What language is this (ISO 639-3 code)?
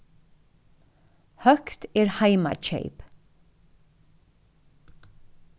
fao